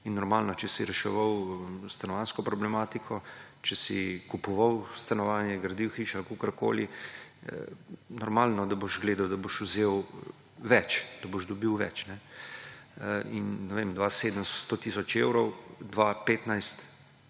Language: Slovenian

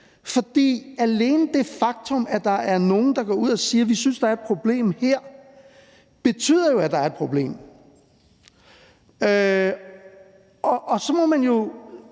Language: Danish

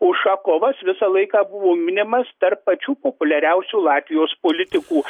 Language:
Lithuanian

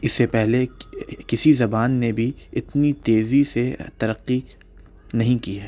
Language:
Urdu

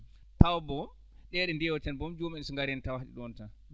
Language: Fula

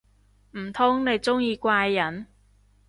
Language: Cantonese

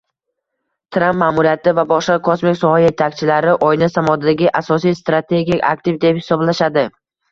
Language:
Uzbek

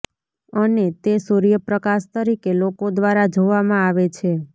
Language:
Gujarati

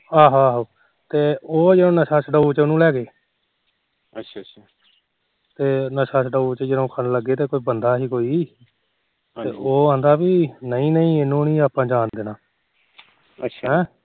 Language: Punjabi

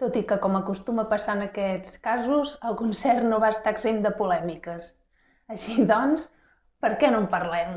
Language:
Catalan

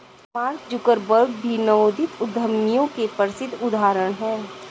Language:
Hindi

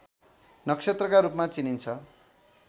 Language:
Nepali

